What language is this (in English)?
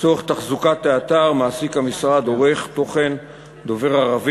Hebrew